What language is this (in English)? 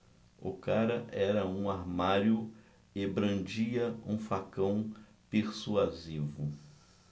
Portuguese